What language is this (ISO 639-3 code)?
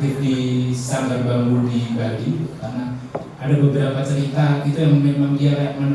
ind